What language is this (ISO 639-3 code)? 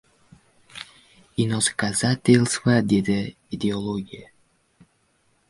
uzb